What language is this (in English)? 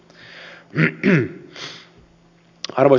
Finnish